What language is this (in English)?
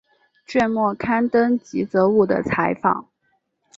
Chinese